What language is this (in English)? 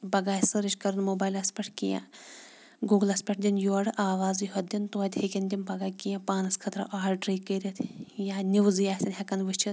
Kashmiri